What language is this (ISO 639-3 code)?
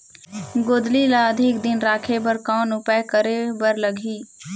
hne